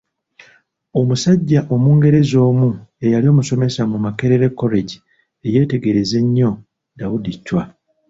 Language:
Ganda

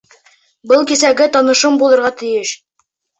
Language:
Bashkir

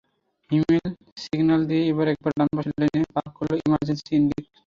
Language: Bangla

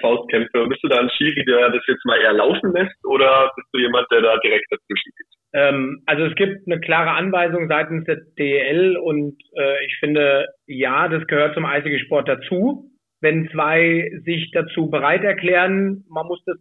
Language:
German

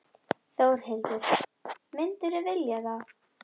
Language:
Icelandic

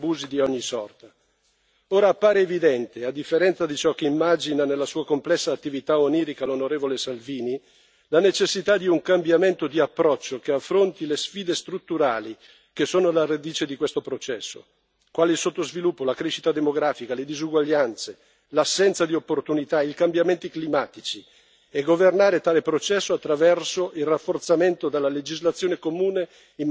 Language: Italian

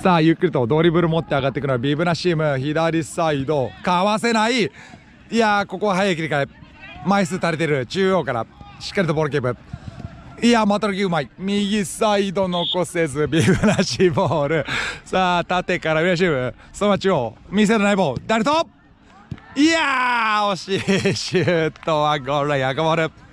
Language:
Japanese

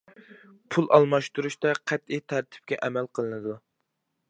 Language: Uyghur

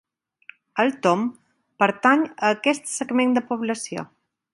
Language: Catalan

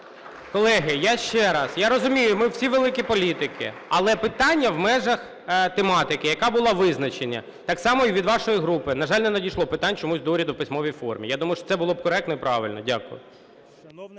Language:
Ukrainian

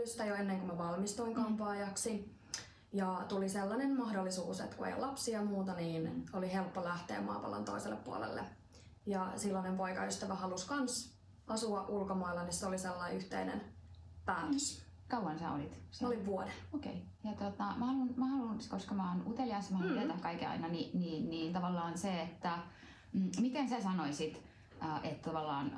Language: Finnish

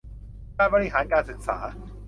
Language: Thai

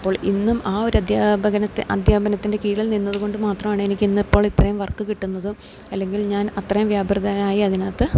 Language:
Malayalam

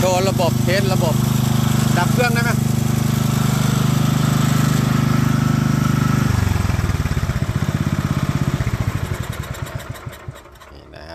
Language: Thai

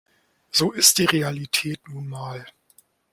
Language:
German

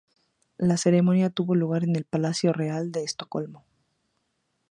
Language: Spanish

